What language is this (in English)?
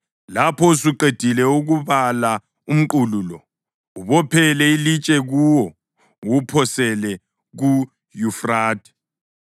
North Ndebele